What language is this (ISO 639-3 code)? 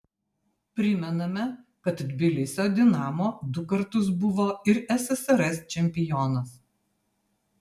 lit